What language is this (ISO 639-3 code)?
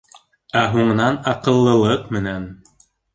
bak